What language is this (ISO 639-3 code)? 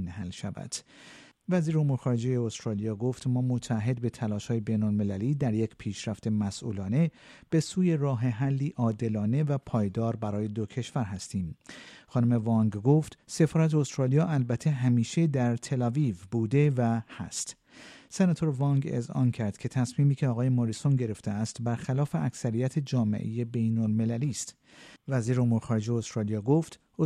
fas